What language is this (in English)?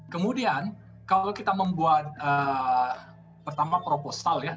Indonesian